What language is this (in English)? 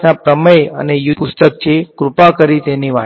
Gujarati